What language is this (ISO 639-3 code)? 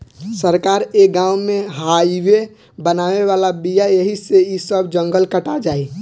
bho